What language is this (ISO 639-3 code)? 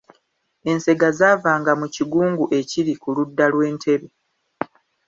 lug